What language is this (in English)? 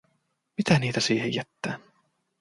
Finnish